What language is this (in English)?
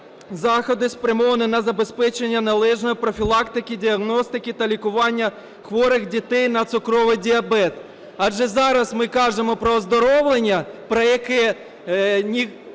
Ukrainian